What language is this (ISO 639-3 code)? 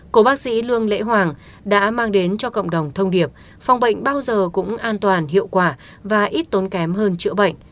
vie